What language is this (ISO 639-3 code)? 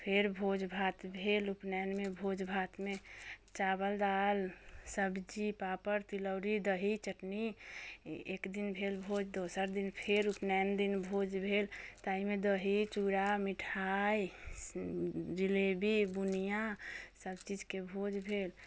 mai